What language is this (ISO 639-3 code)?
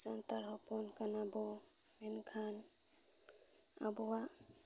sat